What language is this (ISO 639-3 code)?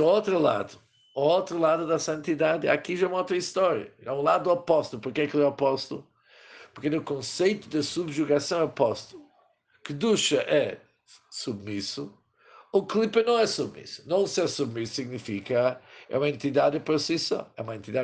por